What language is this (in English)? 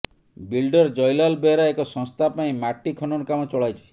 Odia